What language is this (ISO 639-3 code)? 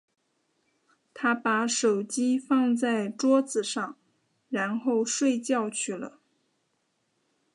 zho